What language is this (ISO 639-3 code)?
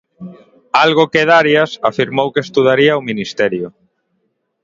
glg